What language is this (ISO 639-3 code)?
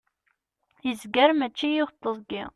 kab